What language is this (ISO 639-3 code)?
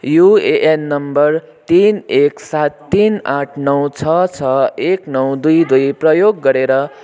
nep